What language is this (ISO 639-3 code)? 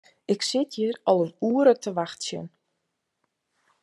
fry